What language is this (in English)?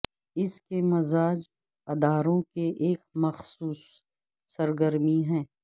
Urdu